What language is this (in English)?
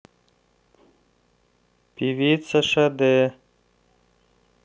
Russian